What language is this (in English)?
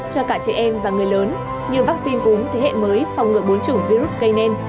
Vietnamese